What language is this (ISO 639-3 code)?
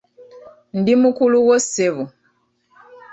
lug